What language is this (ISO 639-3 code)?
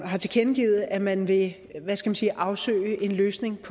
dan